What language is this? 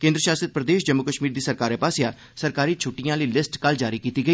Dogri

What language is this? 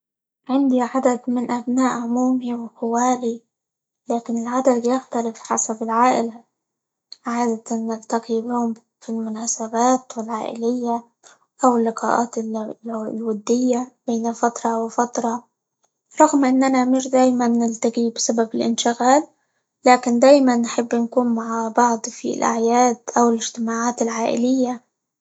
Libyan Arabic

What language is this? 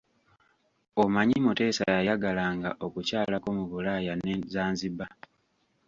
Ganda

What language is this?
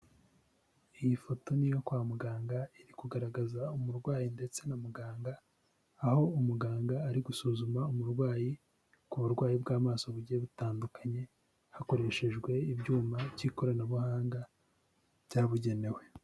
Kinyarwanda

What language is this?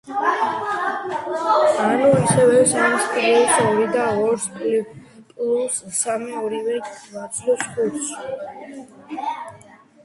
Georgian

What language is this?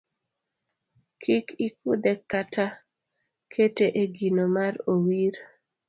Luo (Kenya and Tanzania)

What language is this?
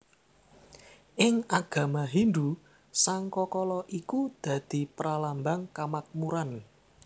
Javanese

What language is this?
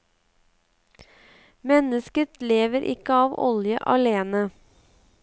Norwegian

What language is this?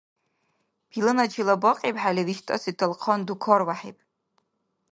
Dargwa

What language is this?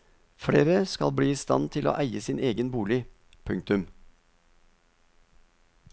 Norwegian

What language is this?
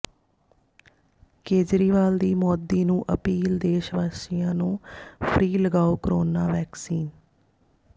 Punjabi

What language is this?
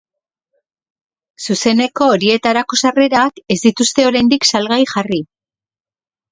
Basque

